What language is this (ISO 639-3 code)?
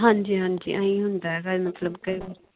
pan